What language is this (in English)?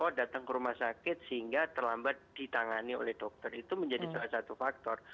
Indonesian